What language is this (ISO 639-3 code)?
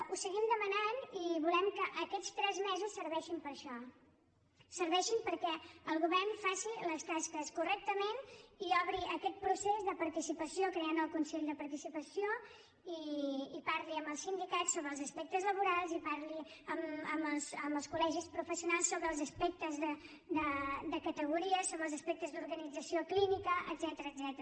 cat